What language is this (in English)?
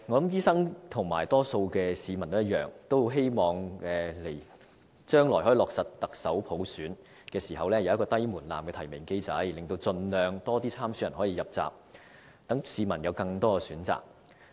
Cantonese